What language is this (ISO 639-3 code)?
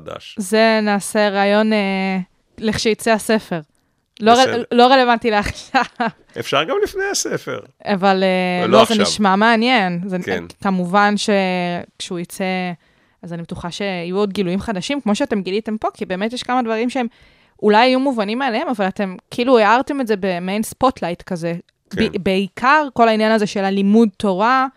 heb